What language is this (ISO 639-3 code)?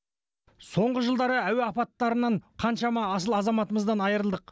kaz